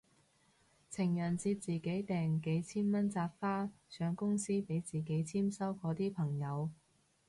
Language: Cantonese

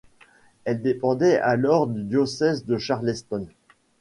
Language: French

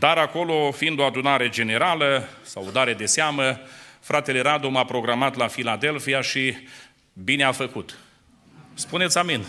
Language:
Romanian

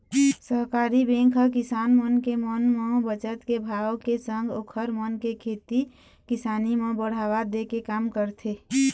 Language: Chhattisgarhi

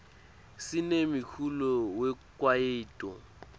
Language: Swati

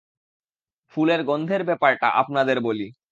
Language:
Bangla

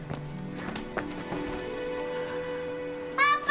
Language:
Japanese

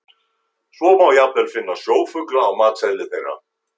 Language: Icelandic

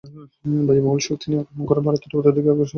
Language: Bangla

